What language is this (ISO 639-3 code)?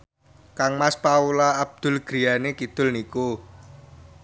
jav